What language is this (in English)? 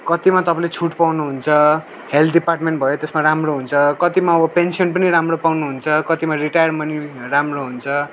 Nepali